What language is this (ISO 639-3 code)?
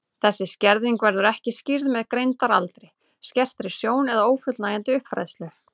isl